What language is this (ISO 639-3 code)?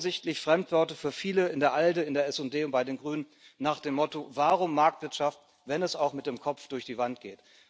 deu